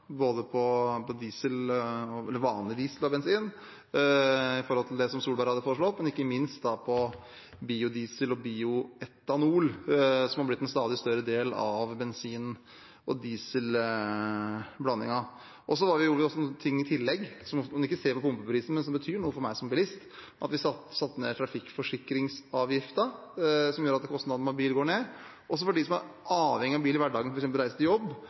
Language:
Norwegian Bokmål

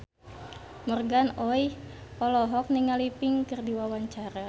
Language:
Sundanese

